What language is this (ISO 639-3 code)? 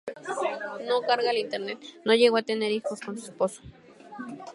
spa